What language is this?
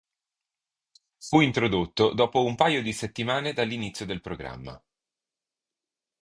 Italian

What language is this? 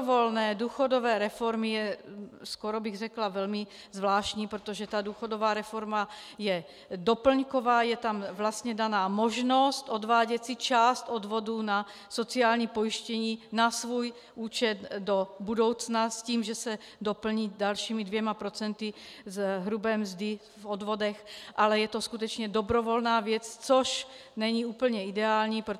Czech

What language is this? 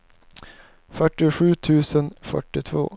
Swedish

